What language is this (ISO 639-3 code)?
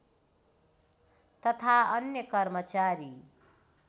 nep